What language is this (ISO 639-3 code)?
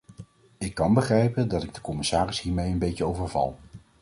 nld